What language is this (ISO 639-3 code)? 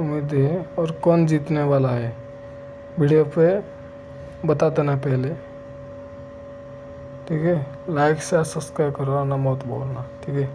hin